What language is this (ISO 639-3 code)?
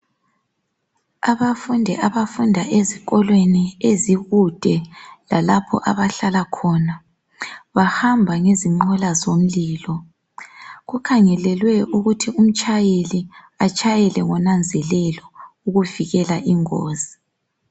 nde